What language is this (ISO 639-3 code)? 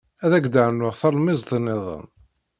kab